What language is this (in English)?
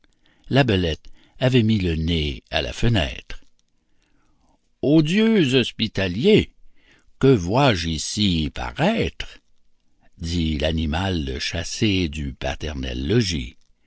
French